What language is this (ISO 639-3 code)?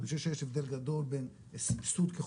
heb